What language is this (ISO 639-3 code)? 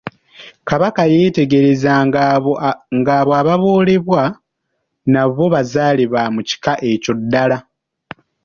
lug